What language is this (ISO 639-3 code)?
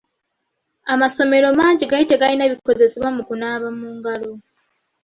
lug